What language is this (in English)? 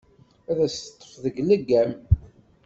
Kabyle